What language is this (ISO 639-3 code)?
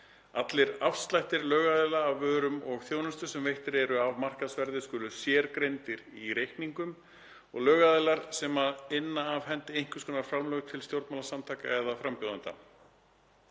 isl